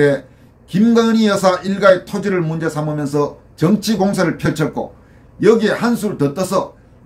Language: Korean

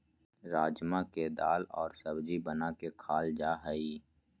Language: Magahi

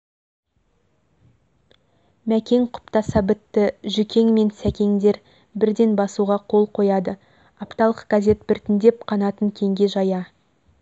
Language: Kazakh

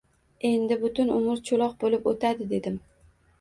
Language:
Uzbek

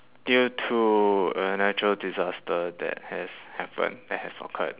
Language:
English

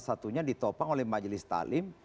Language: Indonesian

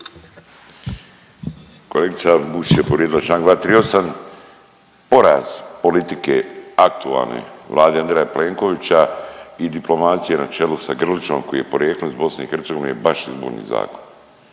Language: Croatian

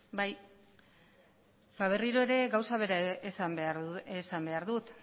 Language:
Basque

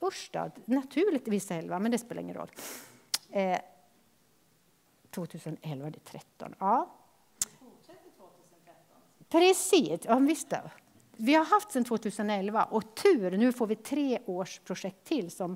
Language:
Swedish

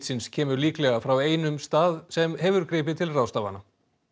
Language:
Icelandic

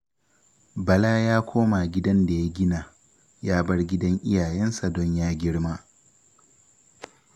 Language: Hausa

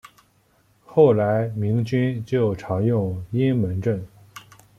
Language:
Chinese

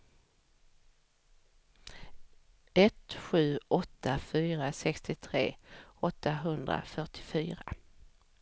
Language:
Swedish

